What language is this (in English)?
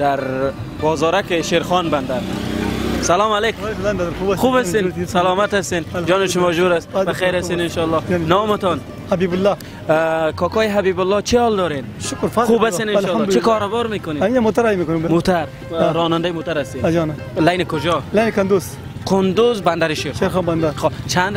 Persian